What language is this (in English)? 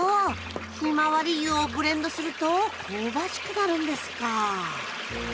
Japanese